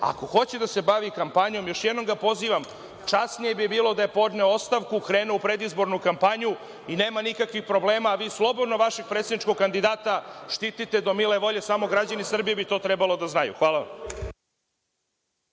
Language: Serbian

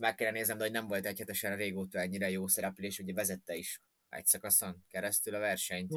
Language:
Hungarian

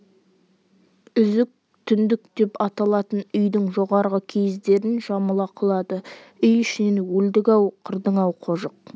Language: Kazakh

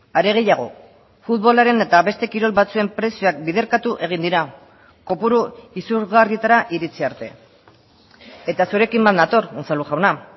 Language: Basque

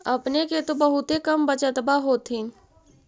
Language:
Magahi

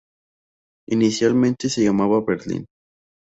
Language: Spanish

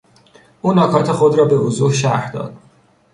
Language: Persian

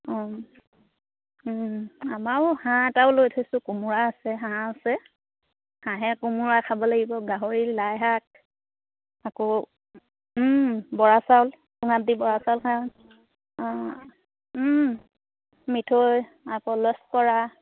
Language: Assamese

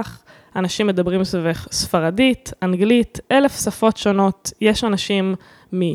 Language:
Hebrew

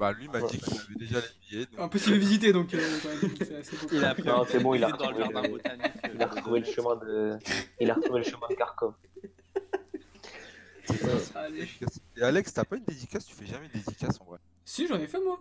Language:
French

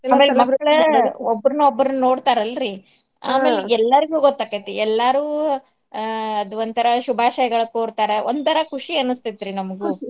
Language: Kannada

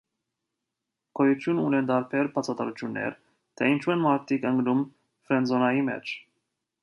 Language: Armenian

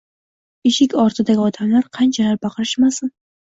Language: Uzbek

